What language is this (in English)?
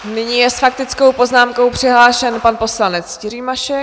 Czech